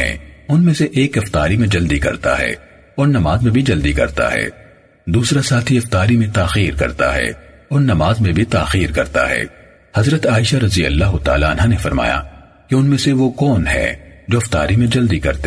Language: Urdu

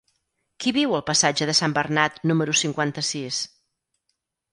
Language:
Catalan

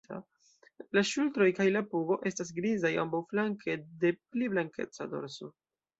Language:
Esperanto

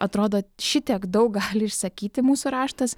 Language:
Lithuanian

